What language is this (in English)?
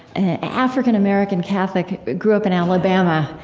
English